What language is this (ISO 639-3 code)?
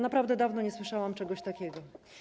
pol